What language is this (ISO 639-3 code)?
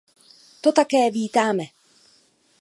ces